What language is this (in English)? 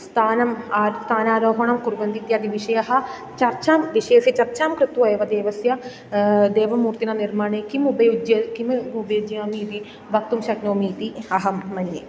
Sanskrit